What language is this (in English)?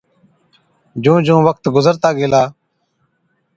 Od